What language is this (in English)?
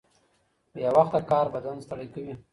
Pashto